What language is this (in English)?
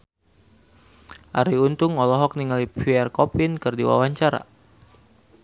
Sundanese